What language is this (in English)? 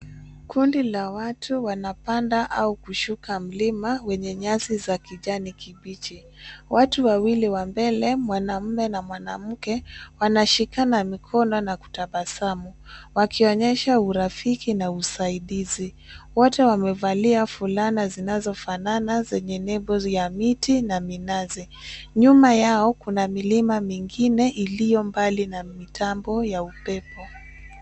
Swahili